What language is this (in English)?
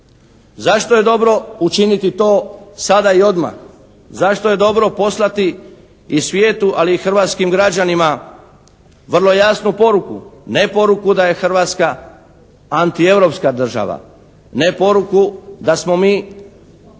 Croatian